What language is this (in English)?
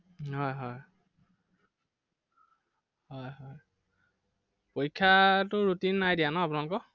Assamese